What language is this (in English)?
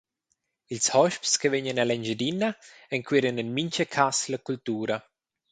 Romansh